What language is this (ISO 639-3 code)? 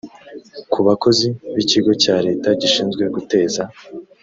kin